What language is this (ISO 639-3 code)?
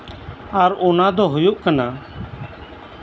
sat